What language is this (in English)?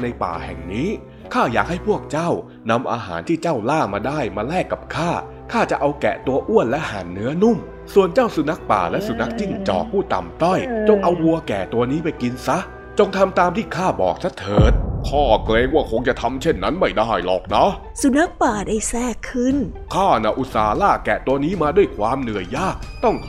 Thai